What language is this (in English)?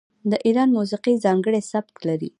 Pashto